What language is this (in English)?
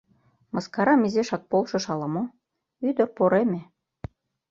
Mari